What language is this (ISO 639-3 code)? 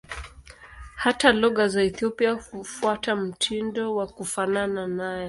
swa